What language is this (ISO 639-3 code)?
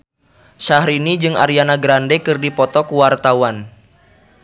sun